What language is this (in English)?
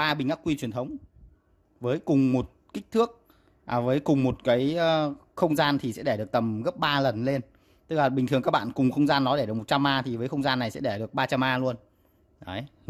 Vietnamese